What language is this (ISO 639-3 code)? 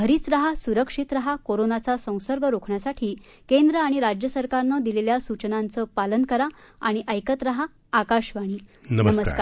mar